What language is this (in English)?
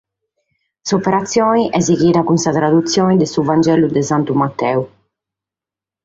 Sardinian